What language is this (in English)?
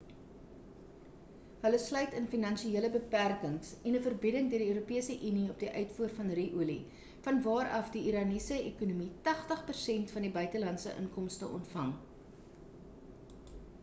Afrikaans